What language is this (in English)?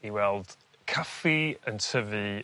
Welsh